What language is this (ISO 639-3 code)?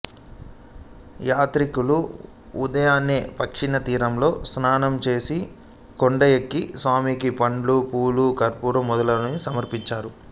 tel